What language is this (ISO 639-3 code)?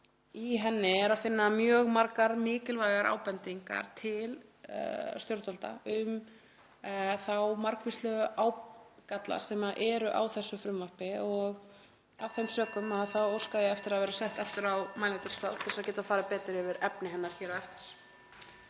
isl